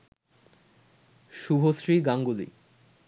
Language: Bangla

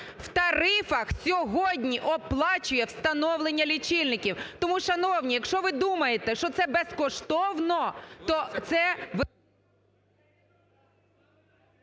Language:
Ukrainian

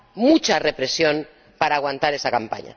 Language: Spanish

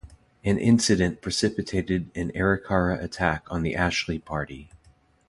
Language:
English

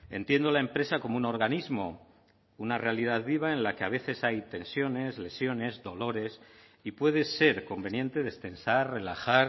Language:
Spanish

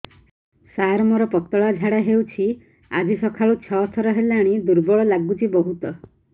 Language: Odia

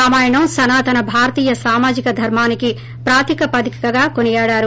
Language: Telugu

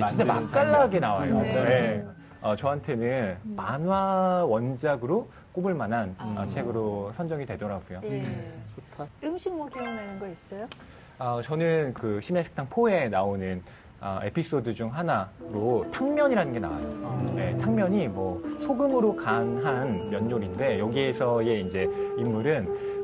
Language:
Korean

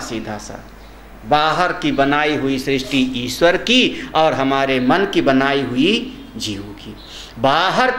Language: Hindi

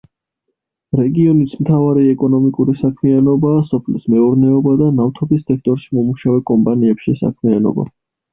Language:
Georgian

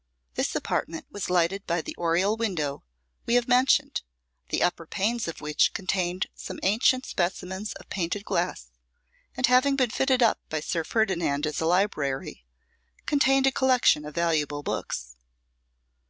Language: English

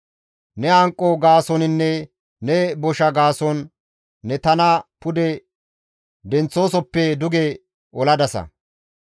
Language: Gamo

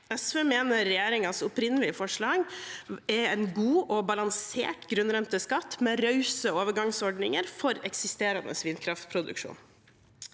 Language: Norwegian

